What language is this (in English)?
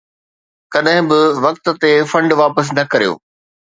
Sindhi